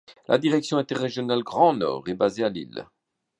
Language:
French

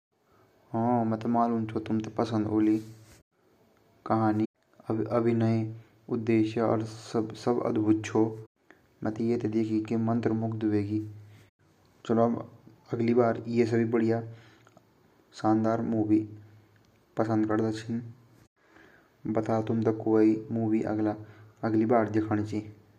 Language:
Garhwali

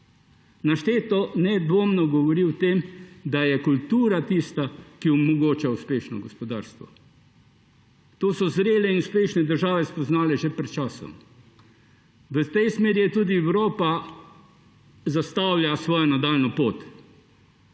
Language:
Slovenian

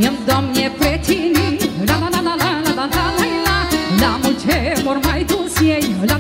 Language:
Romanian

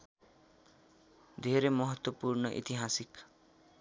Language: Nepali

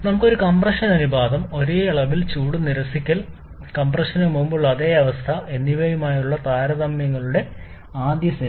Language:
Malayalam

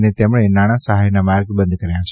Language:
Gujarati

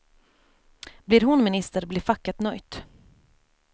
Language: Swedish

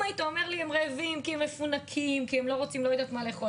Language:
Hebrew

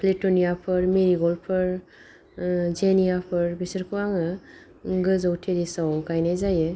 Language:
Bodo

